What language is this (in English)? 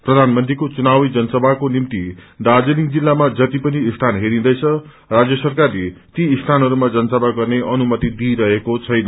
Nepali